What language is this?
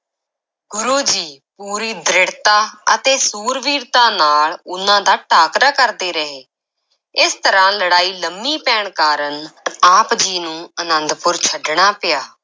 Punjabi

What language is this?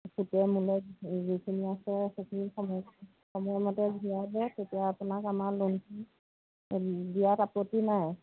Assamese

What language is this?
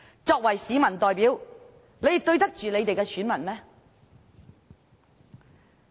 Cantonese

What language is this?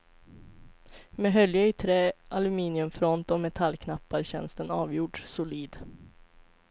Swedish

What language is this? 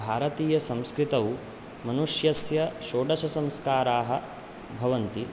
Sanskrit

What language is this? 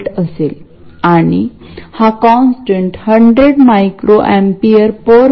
Marathi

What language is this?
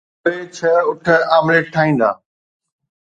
Sindhi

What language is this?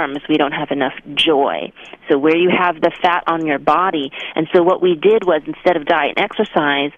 English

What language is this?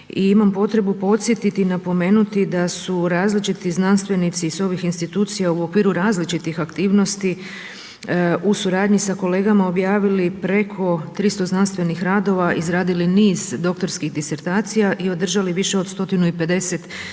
Croatian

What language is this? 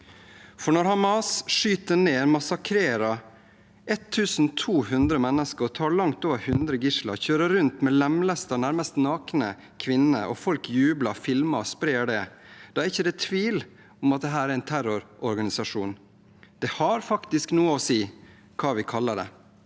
Norwegian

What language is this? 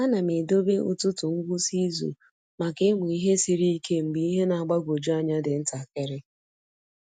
Igbo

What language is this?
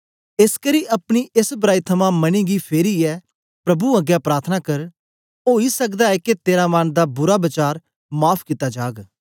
Dogri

